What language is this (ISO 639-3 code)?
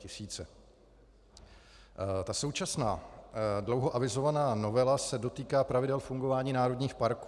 ces